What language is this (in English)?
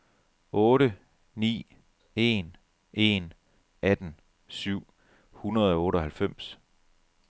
Danish